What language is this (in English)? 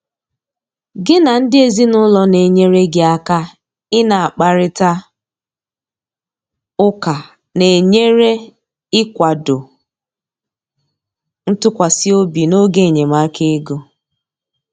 Igbo